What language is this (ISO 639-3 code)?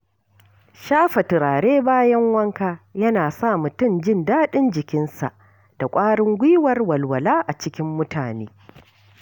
hau